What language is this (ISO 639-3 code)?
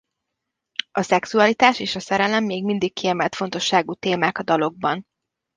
hun